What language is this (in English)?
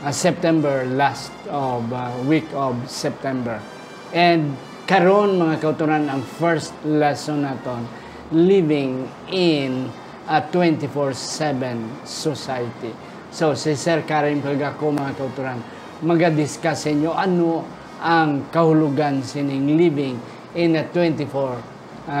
Filipino